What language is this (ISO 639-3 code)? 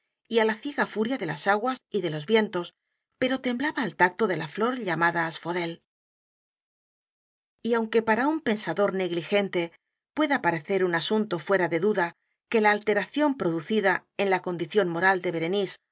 spa